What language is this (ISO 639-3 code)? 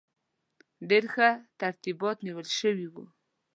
pus